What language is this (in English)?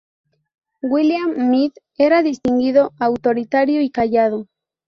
Spanish